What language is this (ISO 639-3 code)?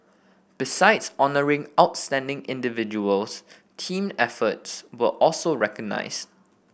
eng